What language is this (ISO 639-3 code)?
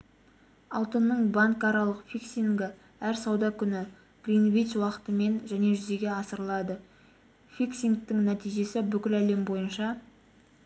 kaz